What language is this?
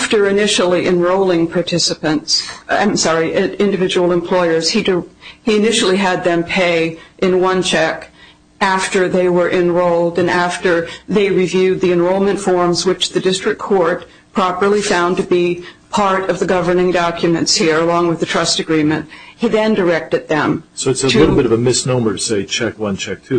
English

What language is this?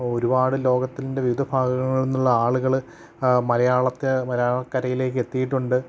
Malayalam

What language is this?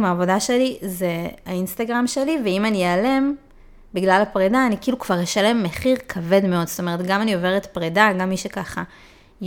Hebrew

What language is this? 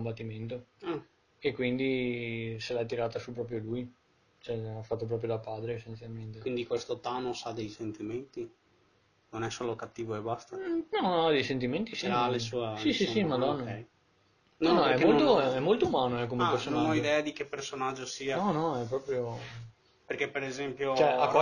Italian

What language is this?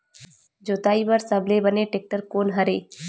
Chhattisgarhi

